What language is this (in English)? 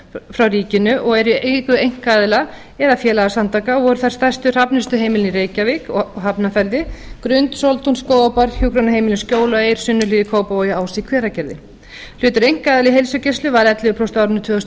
Icelandic